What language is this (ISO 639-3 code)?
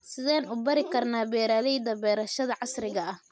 som